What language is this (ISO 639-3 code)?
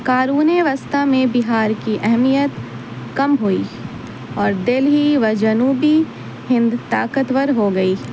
urd